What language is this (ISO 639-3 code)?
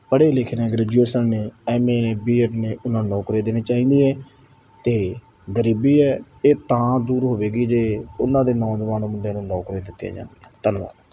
pan